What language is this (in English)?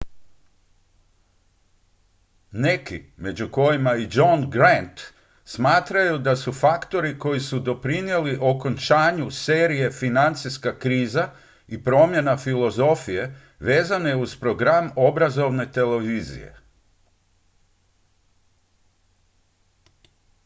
Croatian